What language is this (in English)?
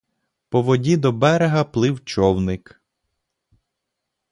Ukrainian